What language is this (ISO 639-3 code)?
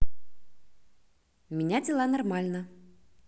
rus